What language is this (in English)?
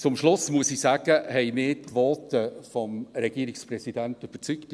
Swiss German